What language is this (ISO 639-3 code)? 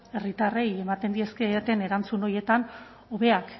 eus